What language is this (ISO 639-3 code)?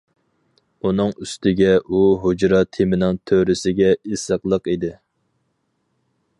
uig